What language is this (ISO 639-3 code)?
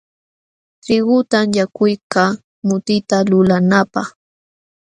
qxw